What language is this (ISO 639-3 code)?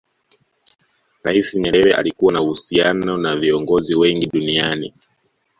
swa